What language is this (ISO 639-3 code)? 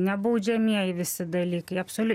lit